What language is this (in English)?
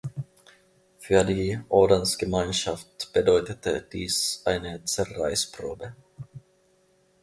German